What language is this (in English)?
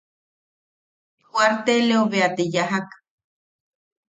Yaqui